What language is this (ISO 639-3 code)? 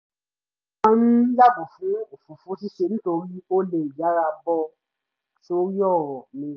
yor